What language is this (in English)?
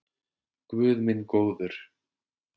Icelandic